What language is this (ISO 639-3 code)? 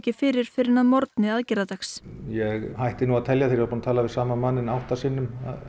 isl